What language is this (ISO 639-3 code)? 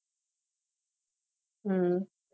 tam